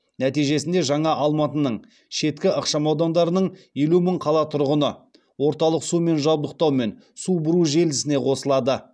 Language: Kazakh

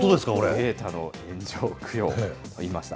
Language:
Japanese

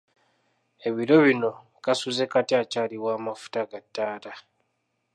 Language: Ganda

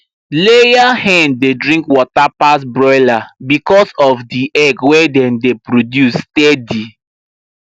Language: Nigerian Pidgin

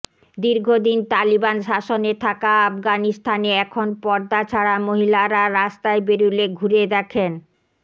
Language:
Bangla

